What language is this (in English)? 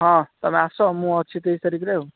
Odia